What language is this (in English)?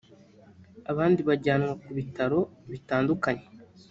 Kinyarwanda